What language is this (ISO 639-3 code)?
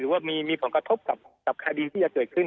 tha